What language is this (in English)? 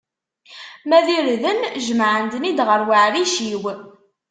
Kabyle